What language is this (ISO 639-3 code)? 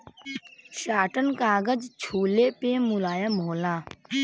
bho